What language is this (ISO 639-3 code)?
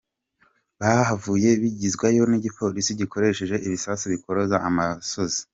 kin